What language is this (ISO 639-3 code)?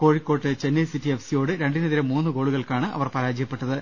mal